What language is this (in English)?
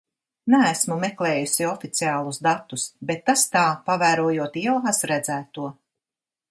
Latvian